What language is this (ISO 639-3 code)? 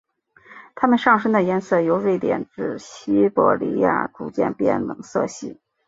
zho